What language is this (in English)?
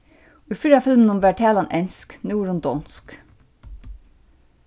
Faroese